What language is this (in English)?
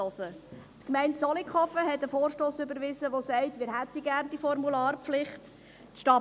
Swiss German